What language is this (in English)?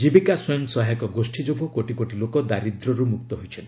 Odia